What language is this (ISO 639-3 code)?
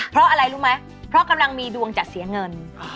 tha